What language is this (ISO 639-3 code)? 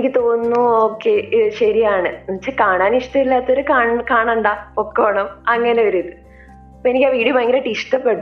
mal